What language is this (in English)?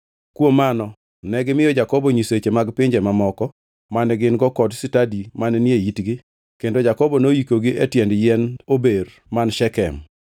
Luo (Kenya and Tanzania)